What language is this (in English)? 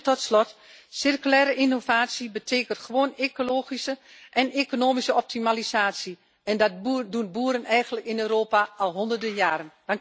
Dutch